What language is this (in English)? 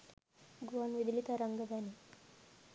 Sinhala